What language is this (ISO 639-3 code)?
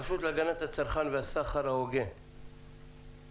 heb